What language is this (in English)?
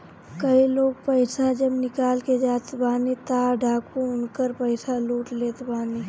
Bhojpuri